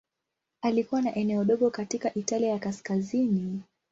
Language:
Swahili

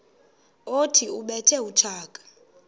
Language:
Xhosa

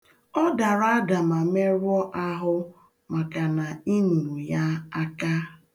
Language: Igbo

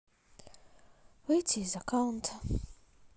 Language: Russian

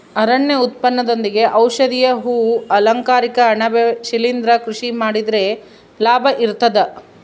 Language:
Kannada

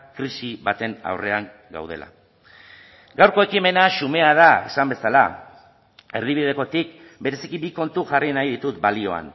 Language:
Basque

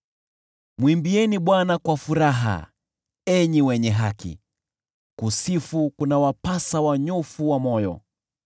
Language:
Swahili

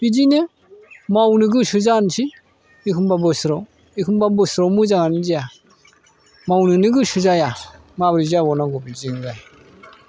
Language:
Bodo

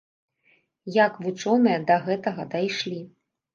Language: Belarusian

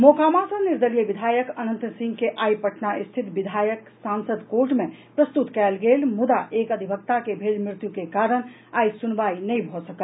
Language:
Maithili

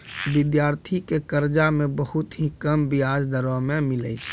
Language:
Maithili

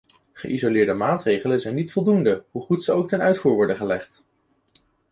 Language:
Dutch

